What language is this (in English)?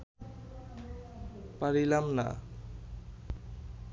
Bangla